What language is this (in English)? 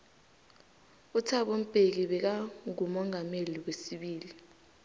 South Ndebele